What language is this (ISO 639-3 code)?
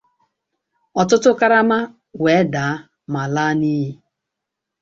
ibo